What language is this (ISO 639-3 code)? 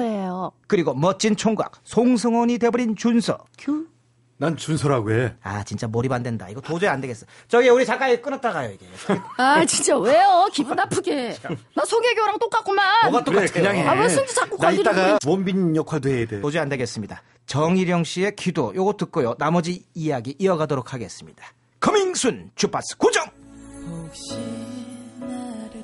kor